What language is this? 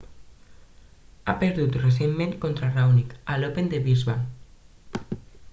Catalan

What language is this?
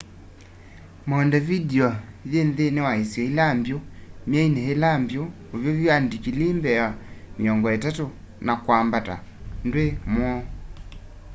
Kamba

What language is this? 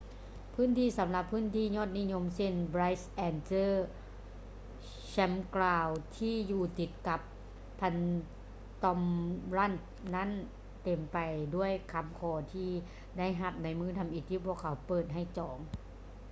Lao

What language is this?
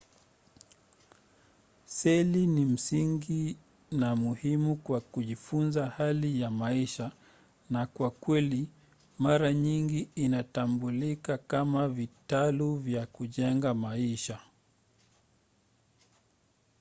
Swahili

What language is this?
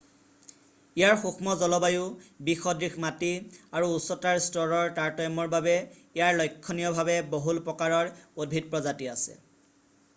Assamese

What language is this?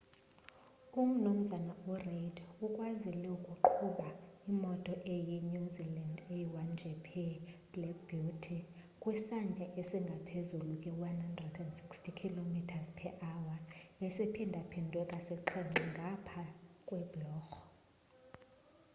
Xhosa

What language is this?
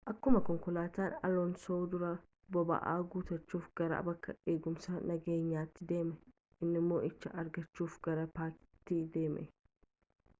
Oromo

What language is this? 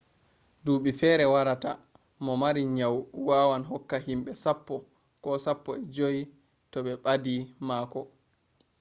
Fula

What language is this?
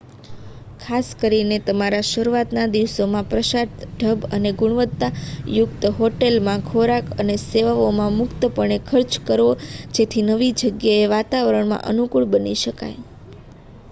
Gujarati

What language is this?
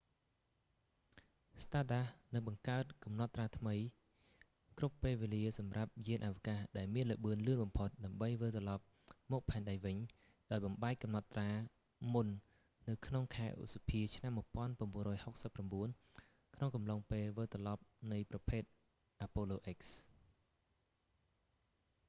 Khmer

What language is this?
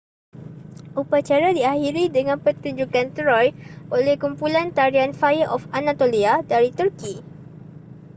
Malay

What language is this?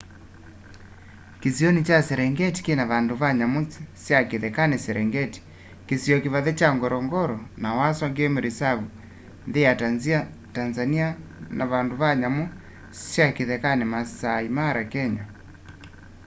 Kamba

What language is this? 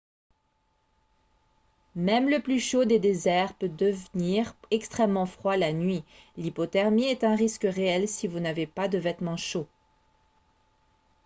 French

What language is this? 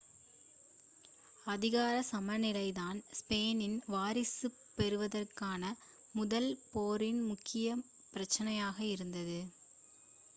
Tamil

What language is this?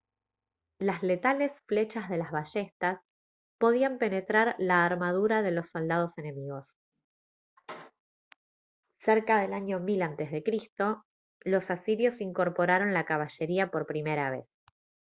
Spanish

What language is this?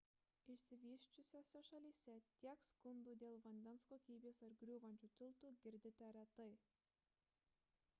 Lithuanian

